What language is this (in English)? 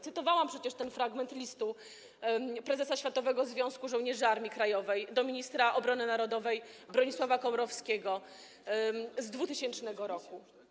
Polish